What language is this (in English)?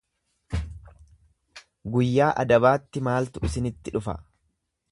Oromo